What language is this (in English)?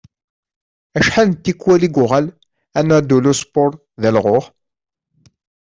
Kabyle